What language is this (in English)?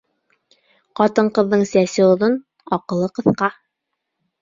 Bashkir